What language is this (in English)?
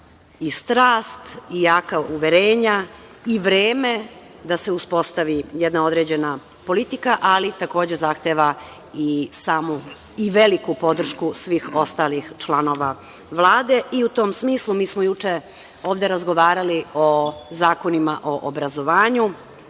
Serbian